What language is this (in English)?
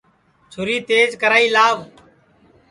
Sansi